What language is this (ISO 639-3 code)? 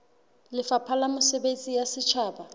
sot